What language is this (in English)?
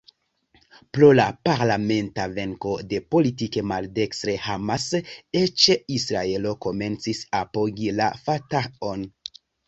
Esperanto